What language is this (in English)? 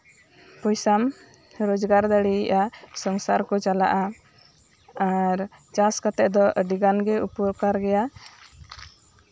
Santali